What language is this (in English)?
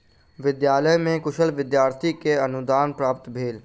Maithili